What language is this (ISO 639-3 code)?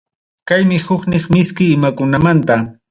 quy